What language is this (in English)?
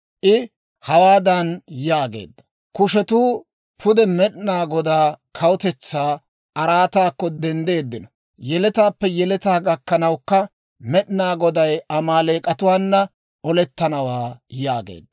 Dawro